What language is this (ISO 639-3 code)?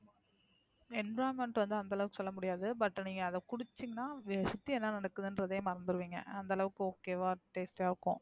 tam